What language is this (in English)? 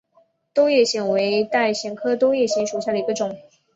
Chinese